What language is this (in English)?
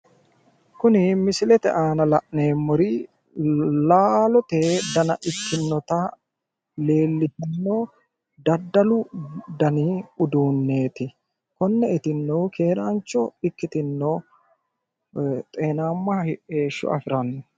Sidamo